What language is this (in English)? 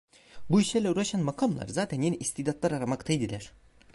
Turkish